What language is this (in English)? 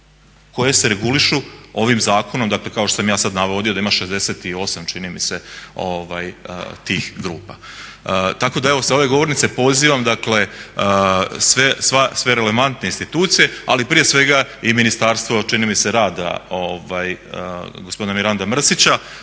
Croatian